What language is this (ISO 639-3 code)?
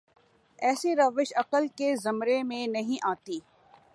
urd